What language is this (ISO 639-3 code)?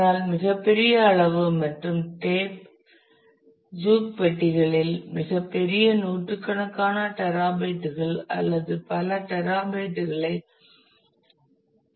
tam